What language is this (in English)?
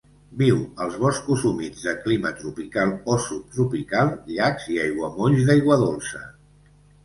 Catalan